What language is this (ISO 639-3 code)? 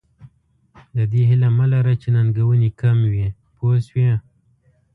pus